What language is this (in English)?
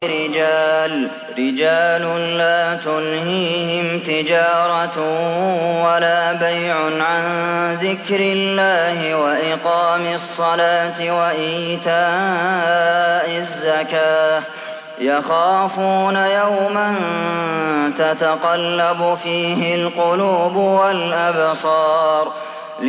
Arabic